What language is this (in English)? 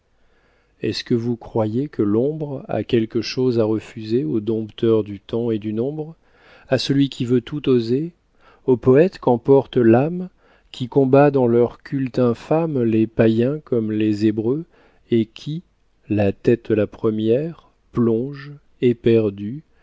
French